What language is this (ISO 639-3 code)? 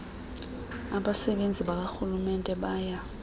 xho